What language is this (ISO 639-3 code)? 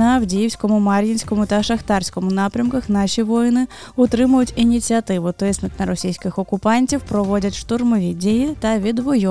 ukr